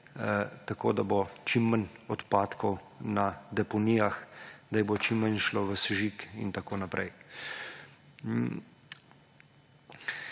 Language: Slovenian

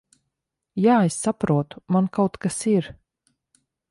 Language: Latvian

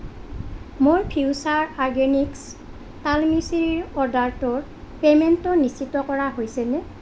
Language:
Assamese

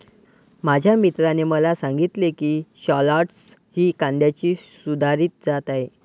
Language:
Marathi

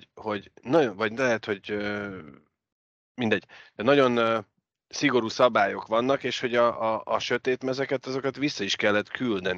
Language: Hungarian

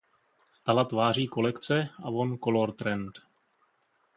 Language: Czech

